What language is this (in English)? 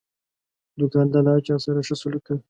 Pashto